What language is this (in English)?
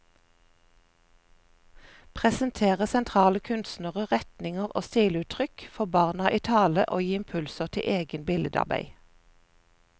Norwegian